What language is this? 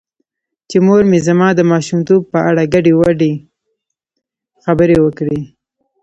Pashto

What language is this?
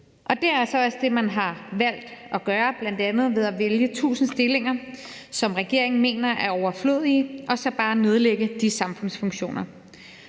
Danish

